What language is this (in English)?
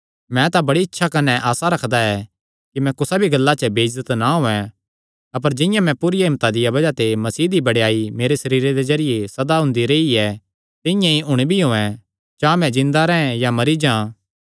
Kangri